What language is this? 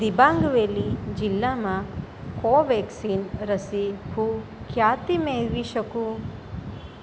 Gujarati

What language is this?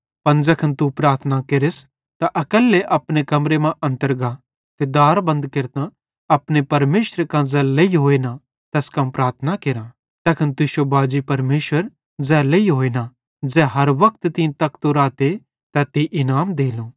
Bhadrawahi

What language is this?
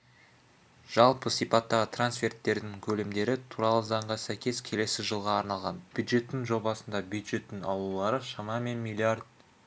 Kazakh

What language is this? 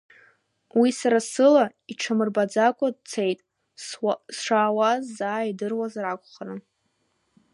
Abkhazian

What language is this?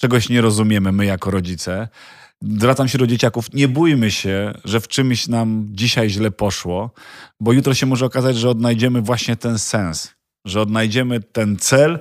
Polish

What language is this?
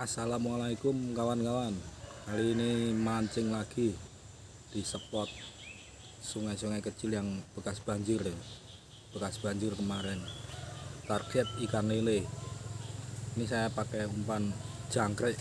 Indonesian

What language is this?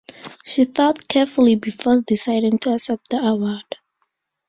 English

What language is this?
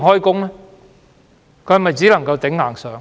Cantonese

